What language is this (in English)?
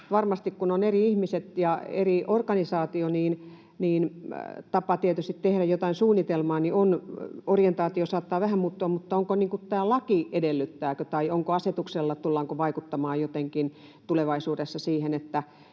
Finnish